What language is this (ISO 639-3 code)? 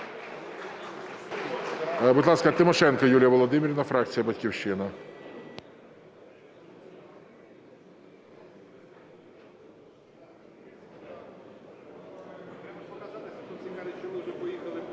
ukr